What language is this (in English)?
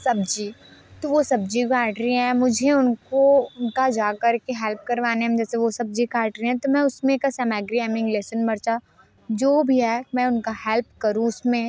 Hindi